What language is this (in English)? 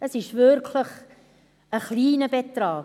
Swiss German